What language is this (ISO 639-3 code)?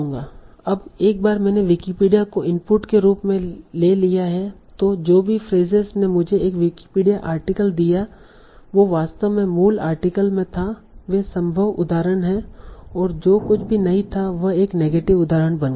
hin